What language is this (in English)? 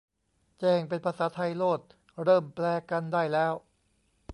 Thai